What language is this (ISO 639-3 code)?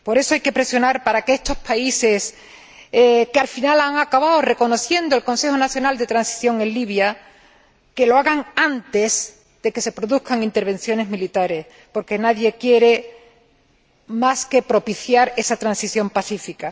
spa